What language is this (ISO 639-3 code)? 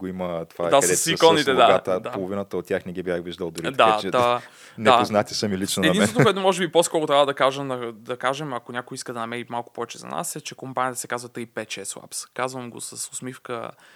bul